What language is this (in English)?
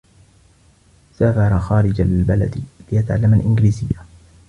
Arabic